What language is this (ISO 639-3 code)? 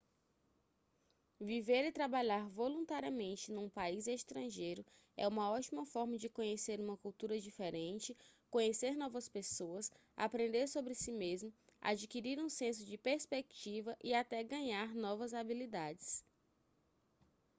por